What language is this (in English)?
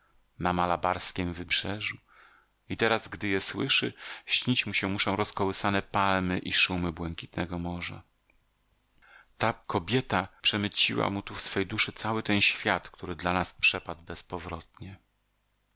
Polish